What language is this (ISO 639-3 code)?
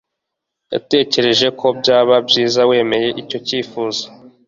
kin